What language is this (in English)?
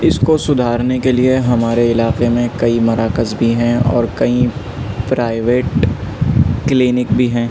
Urdu